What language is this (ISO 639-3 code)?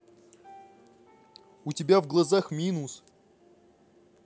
rus